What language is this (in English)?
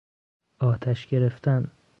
Persian